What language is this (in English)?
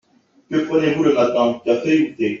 French